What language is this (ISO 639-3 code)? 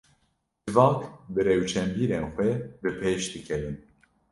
kur